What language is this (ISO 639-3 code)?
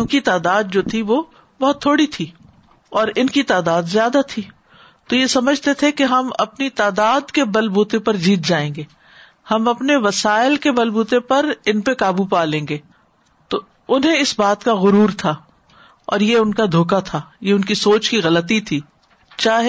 urd